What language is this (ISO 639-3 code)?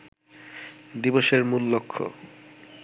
ben